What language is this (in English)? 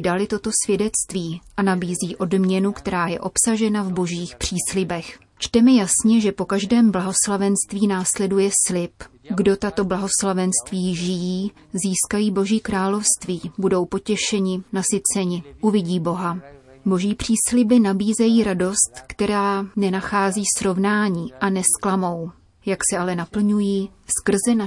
Czech